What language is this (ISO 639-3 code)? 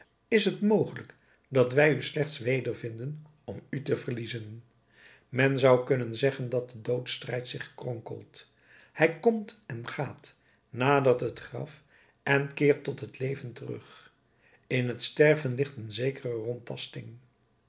nld